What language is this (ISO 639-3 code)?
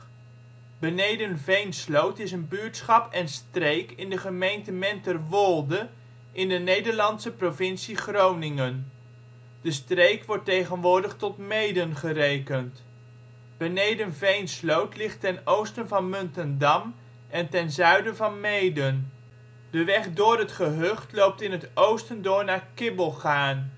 nld